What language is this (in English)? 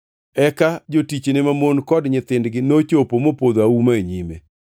Luo (Kenya and Tanzania)